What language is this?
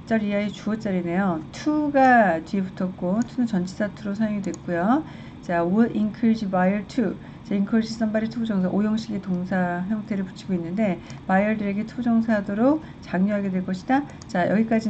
Korean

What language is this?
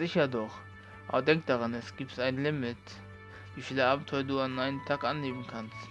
German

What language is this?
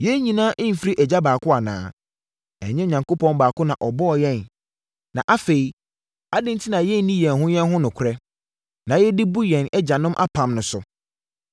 Akan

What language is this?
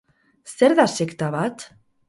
Basque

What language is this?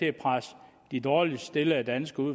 Danish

